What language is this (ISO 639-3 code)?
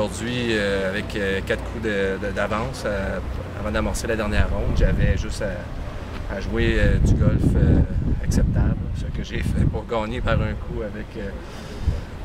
fra